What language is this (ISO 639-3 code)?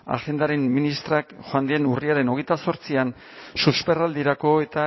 eus